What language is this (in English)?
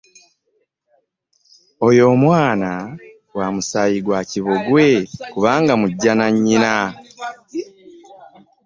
Ganda